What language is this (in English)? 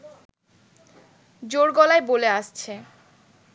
Bangla